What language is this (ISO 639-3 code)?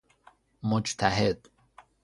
fas